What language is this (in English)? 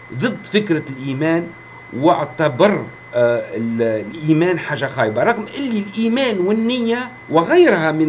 Arabic